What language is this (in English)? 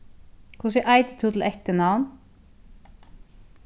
Faroese